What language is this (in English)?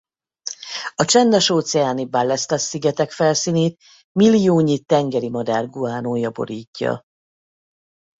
Hungarian